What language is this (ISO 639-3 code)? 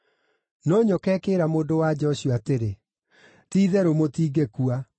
kik